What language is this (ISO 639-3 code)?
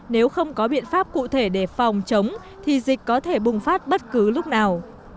vie